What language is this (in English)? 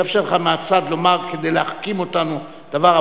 Hebrew